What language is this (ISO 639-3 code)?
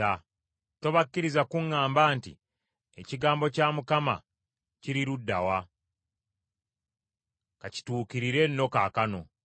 lug